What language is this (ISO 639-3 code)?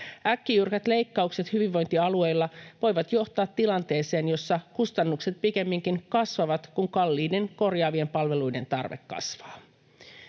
fin